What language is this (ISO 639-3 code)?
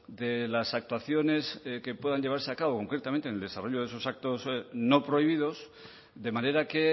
spa